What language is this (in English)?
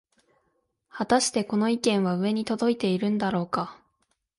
Japanese